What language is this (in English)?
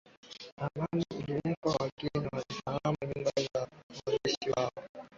Swahili